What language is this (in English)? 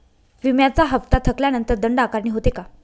Marathi